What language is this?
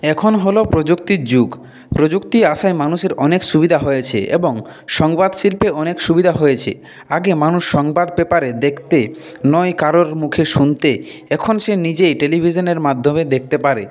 Bangla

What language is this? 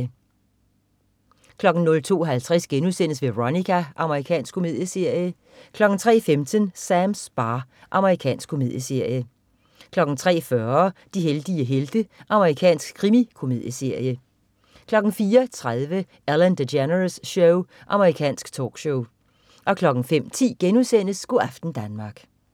Danish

